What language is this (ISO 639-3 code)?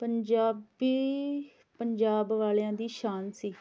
pan